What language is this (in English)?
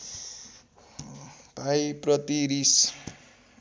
Nepali